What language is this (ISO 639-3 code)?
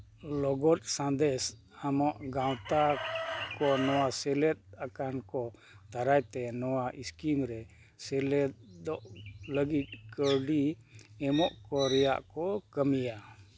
sat